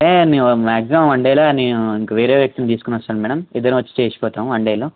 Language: Telugu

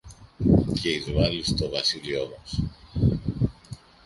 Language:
Greek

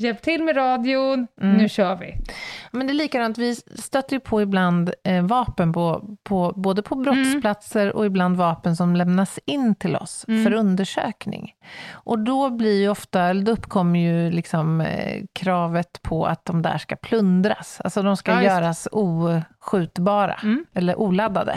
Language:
Swedish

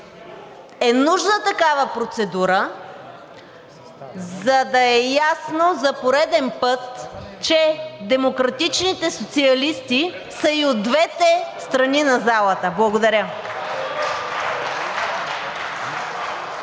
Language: Bulgarian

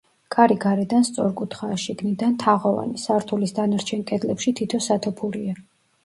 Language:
Georgian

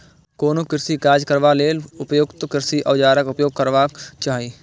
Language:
Maithili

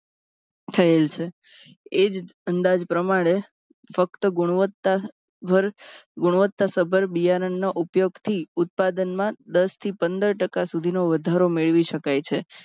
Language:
Gujarati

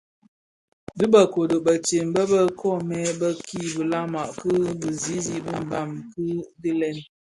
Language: Bafia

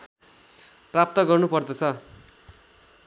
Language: Nepali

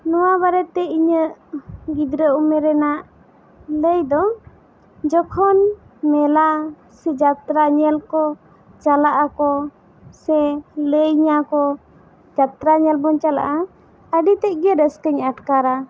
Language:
Santali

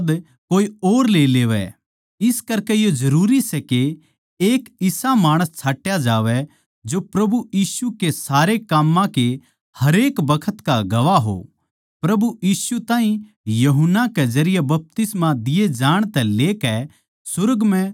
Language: Haryanvi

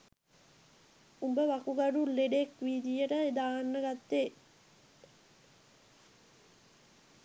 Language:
Sinhala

